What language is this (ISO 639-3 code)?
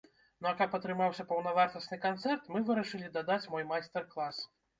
bel